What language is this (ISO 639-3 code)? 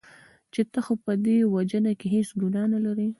pus